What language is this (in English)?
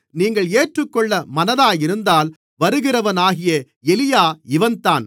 Tamil